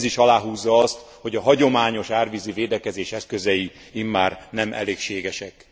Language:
Hungarian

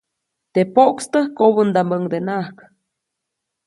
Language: Copainalá Zoque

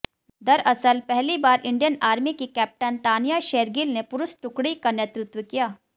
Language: Hindi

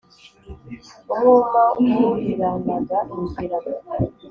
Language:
Kinyarwanda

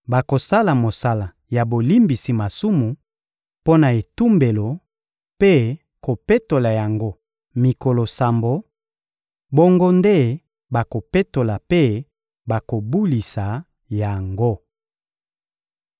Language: Lingala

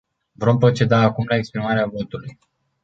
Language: Romanian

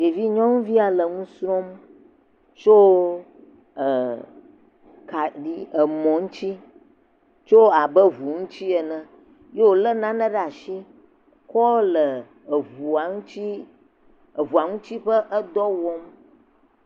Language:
Ewe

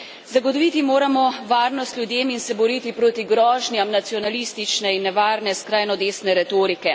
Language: Slovenian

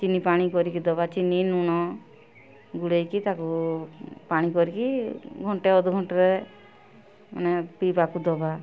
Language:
Odia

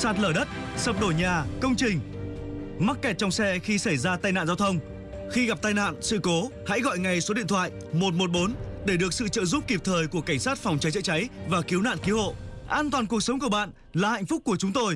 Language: Vietnamese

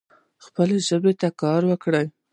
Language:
Pashto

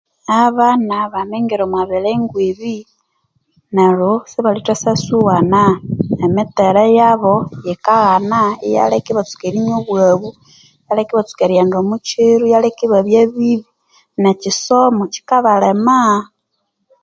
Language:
Konzo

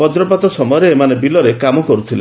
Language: Odia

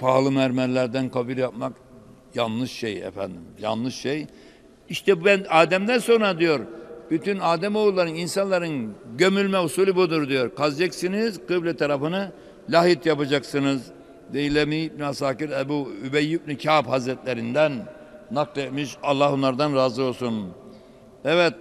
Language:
Turkish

